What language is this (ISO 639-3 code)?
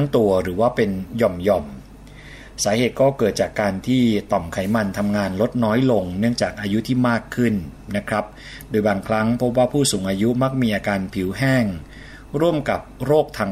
tha